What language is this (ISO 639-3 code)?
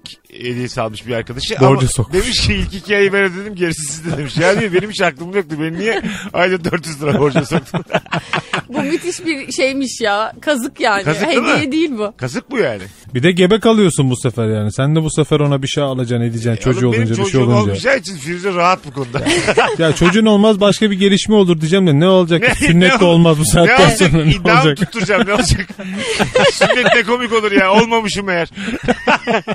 tur